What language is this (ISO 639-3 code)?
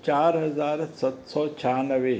snd